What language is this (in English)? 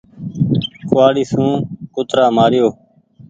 Goaria